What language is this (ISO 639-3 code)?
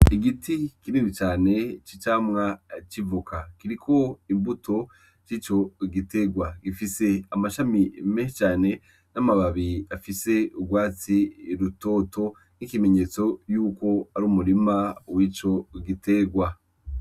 run